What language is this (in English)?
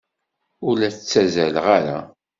Kabyle